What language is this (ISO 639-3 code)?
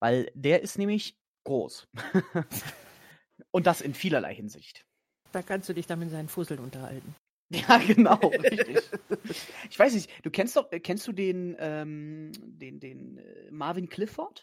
deu